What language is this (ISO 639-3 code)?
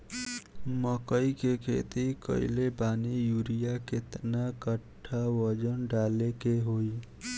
bho